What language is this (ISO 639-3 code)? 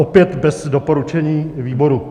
ces